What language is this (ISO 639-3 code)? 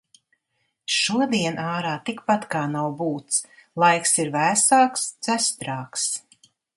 lav